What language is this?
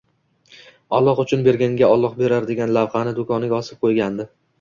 Uzbek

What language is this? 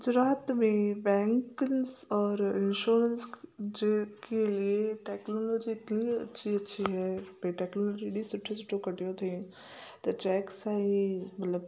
Sindhi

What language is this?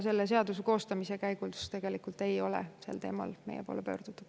Estonian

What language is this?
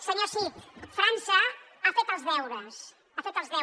Catalan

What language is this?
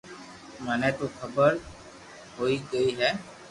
Loarki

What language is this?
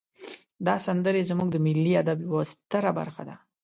Pashto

